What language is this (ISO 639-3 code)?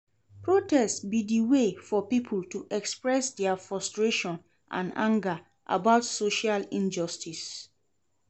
pcm